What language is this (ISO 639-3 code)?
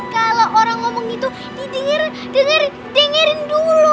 ind